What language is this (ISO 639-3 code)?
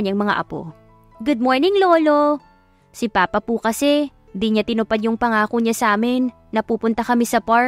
fil